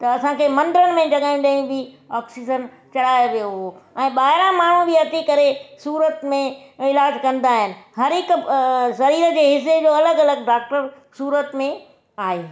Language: Sindhi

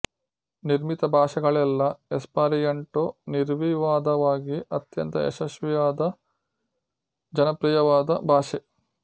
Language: Kannada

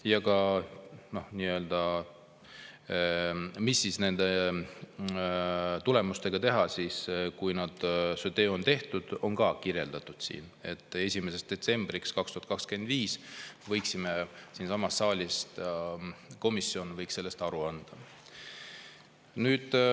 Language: Estonian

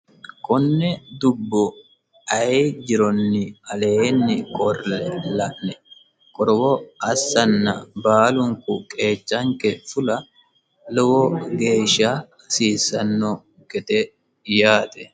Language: Sidamo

